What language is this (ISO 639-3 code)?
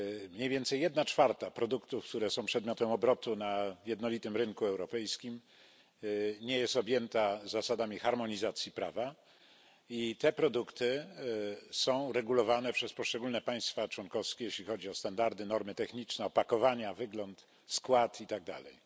pol